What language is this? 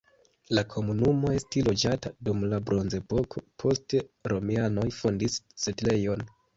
Esperanto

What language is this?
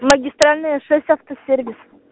Russian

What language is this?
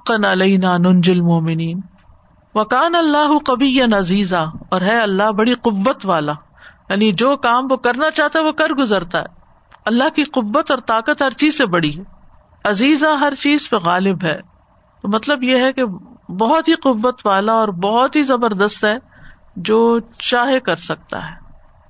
Urdu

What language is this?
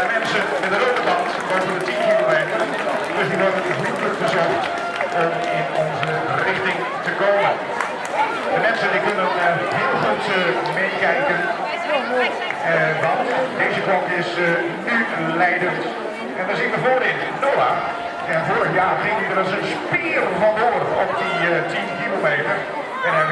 Dutch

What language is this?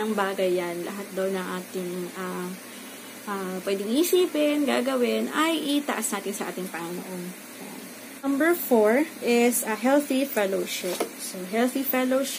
Filipino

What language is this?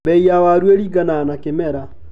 Kikuyu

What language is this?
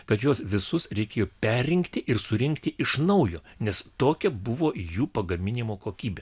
Lithuanian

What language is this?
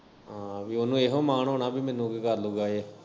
Punjabi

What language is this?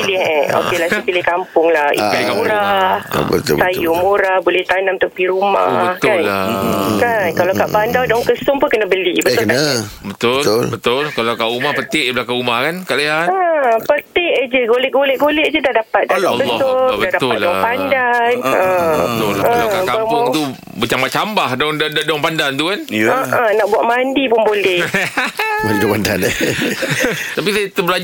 Malay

